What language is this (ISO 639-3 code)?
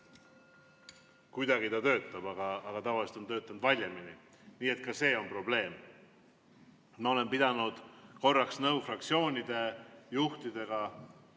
est